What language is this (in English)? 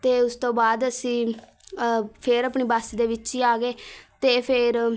Punjabi